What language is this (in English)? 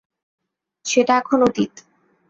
Bangla